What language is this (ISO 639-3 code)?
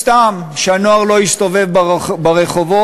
heb